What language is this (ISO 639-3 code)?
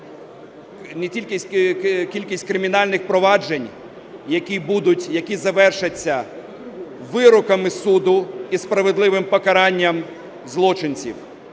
ukr